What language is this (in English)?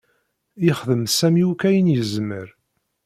Kabyle